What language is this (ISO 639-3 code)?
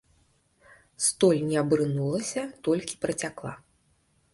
bel